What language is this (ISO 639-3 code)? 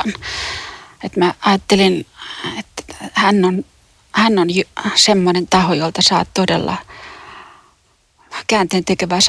fin